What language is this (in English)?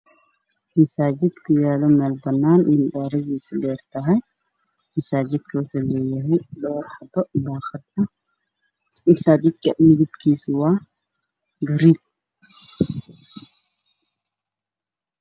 Somali